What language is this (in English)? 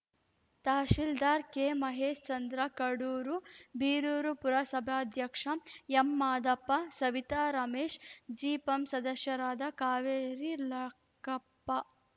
Kannada